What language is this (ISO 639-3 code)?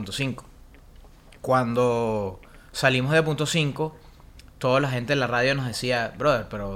spa